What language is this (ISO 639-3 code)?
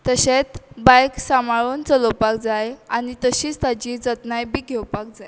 kok